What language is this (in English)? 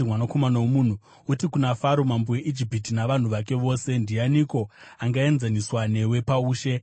Shona